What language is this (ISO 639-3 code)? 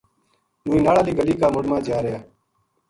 gju